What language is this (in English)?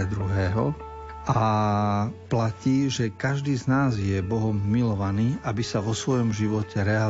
Slovak